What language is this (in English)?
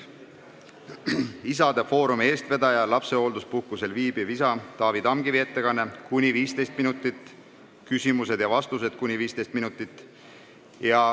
Estonian